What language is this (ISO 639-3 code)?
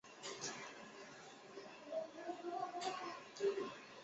zho